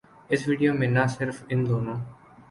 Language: Urdu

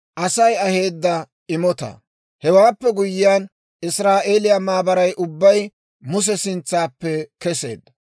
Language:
Dawro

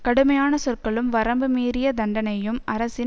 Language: Tamil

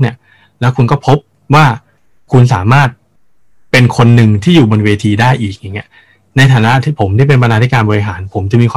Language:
Thai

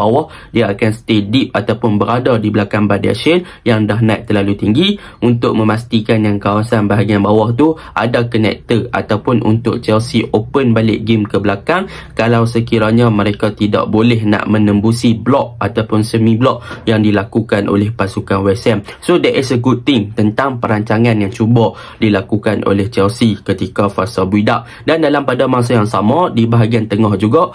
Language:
Malay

